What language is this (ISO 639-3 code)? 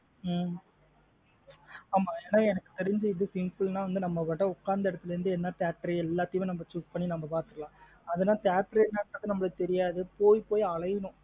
tam